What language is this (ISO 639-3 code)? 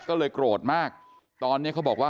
tha